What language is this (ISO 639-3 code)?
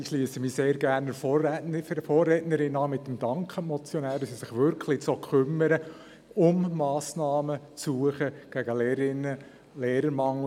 gsw